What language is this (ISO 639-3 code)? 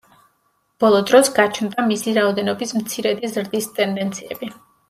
kat